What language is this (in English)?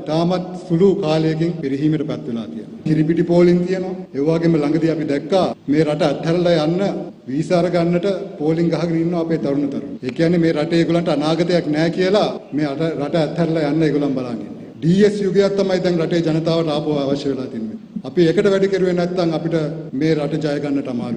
Hindi